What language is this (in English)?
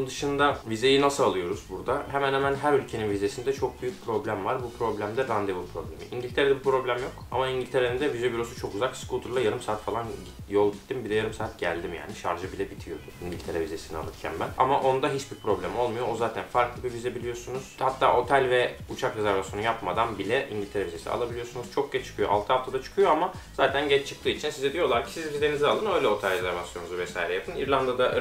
Turkish